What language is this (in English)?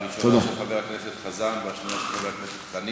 Hebrew